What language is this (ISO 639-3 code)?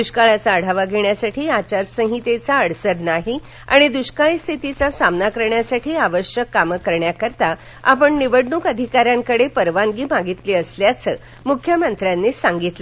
mar